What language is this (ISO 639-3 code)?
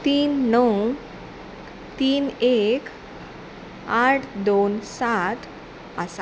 kok